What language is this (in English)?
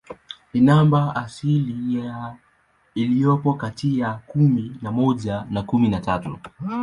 Swahili